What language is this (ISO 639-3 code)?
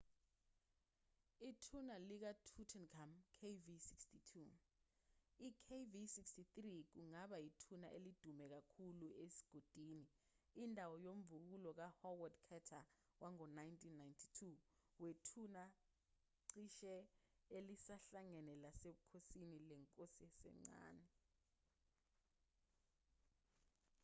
zul